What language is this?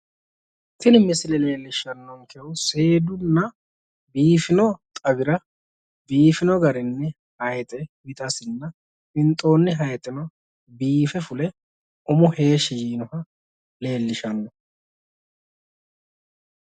Sidamo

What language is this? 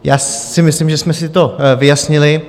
Czech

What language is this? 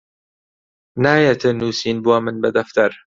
Central Kurdish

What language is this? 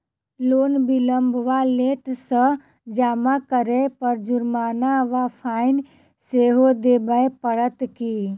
Maithili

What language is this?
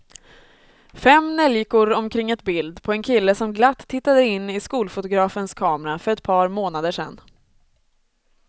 Swedish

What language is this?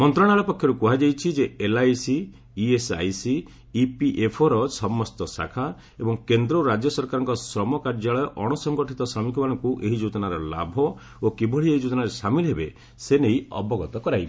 Odia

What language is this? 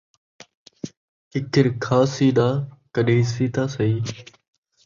Saraiki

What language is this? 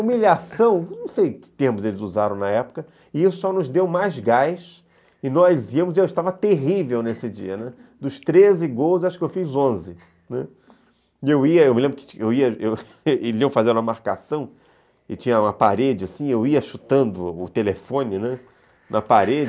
Portuguese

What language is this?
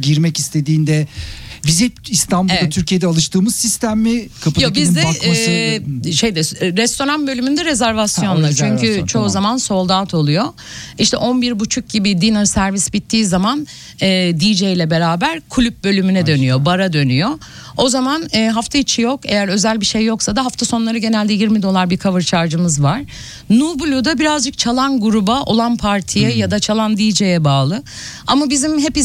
Turkish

